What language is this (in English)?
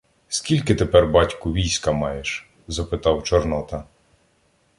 Ukrainian